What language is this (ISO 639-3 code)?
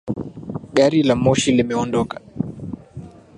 swa